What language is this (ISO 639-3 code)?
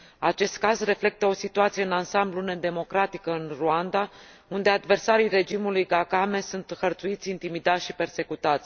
ron